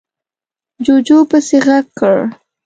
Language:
Pashto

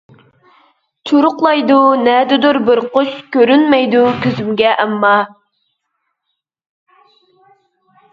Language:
Uyghur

